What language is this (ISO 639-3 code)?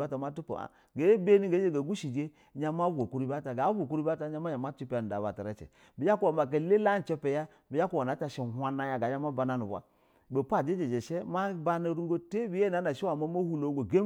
bzw